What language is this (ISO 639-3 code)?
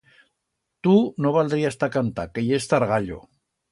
arg